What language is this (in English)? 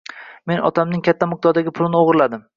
Uzbek